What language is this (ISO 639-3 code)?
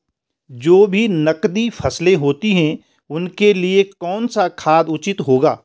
hin